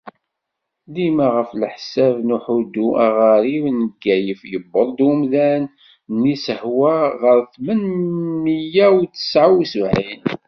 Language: Kabyle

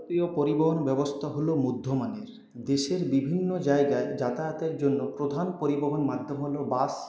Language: Bangla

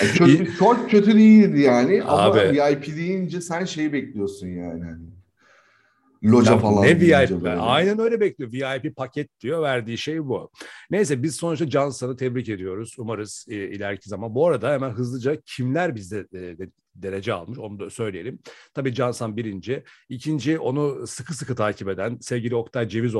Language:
Turkish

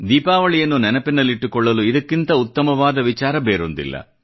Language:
Kannada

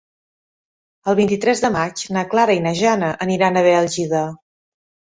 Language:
Catalan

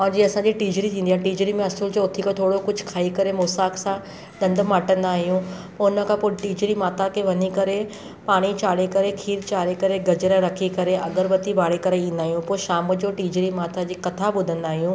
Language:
Sindhi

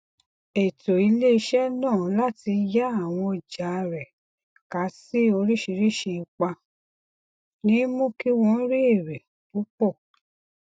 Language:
Yoruba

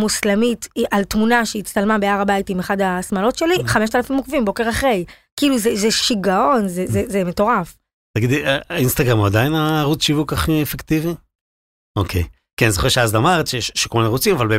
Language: Hebrew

